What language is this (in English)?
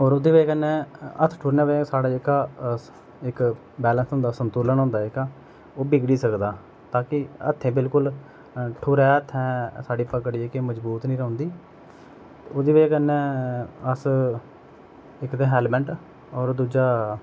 Dogri